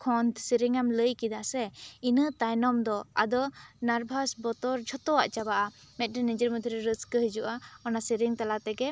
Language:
Santali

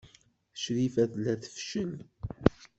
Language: Kabyle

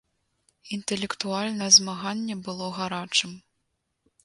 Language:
Belarusian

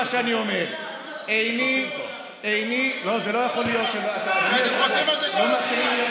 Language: Hebrew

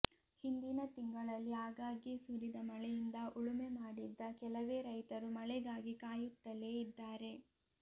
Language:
Kannada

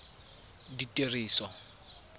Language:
Tswana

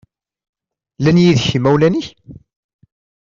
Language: Kabyle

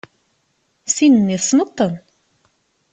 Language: Kabyle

